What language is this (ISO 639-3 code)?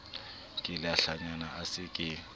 sot